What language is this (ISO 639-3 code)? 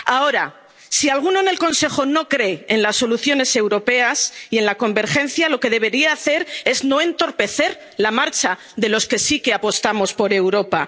spa